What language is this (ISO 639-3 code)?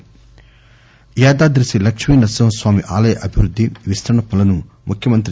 tel